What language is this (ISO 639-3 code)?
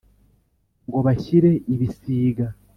kin